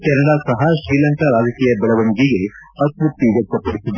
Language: Kannada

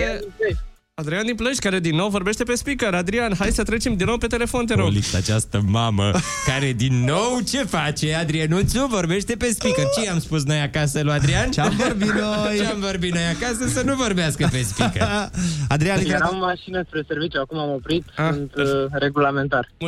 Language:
Romanian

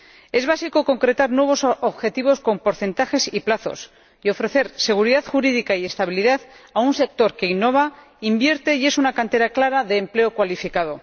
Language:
Spanish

